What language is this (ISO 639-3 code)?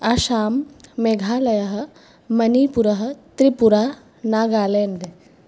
san